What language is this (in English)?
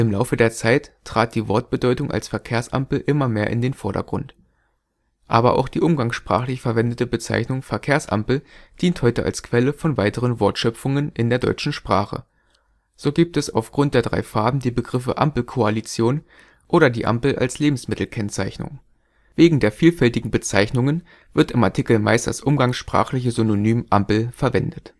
German